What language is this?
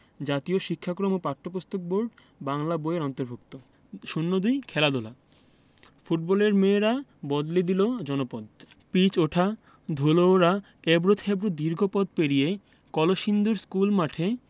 Bangla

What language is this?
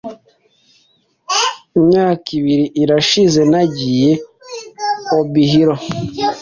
Kinyarwanda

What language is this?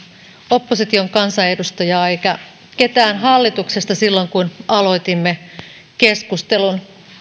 Finnish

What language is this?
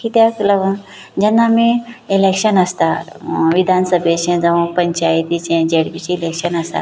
Konkani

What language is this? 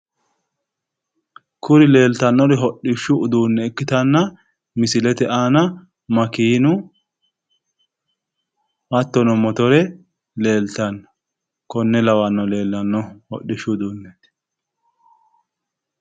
Sidamo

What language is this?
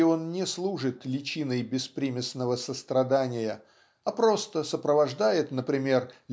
Russian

